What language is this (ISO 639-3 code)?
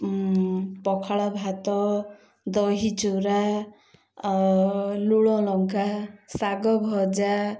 ori